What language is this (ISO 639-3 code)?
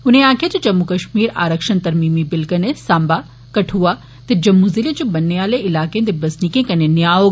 doi